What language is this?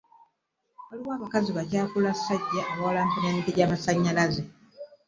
Ganda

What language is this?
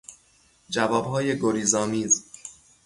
Persian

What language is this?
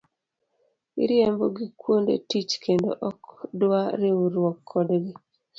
Luo (Kenya and Tanzania)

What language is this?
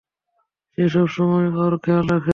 Bangla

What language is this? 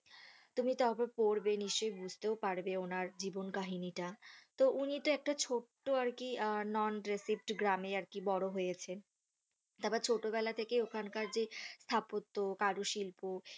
Bangla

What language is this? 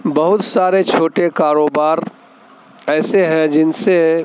Urdu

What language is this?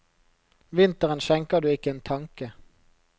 Norwegian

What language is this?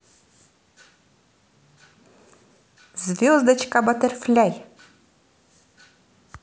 Russian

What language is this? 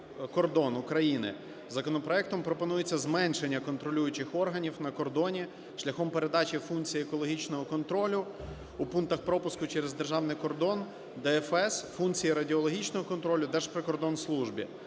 Ukrainian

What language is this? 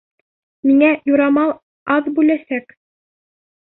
Bashkir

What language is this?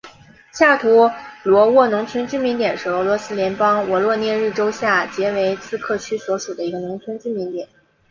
Chinese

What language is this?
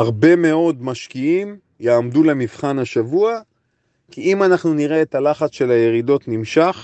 Hebrew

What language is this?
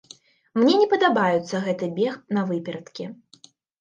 Belarusian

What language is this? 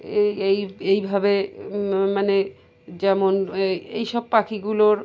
Bangla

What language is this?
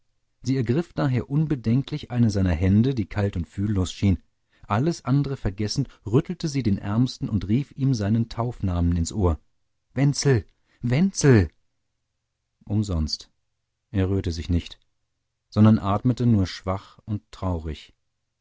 German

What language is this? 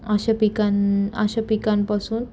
Marathi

